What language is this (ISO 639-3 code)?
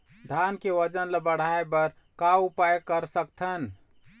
hne